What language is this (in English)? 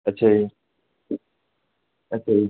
Punjabi